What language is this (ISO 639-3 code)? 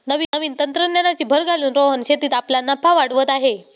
mar